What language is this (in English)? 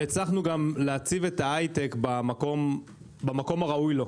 Hebrew